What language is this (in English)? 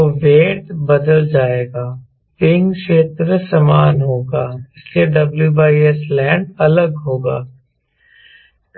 Hindi